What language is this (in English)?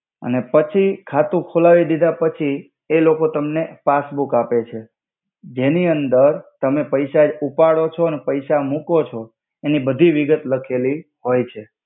Gujarati